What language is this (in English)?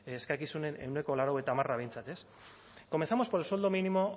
Basque